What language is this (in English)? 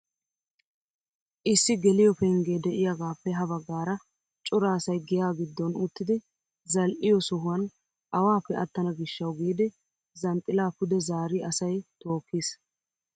Wolaytta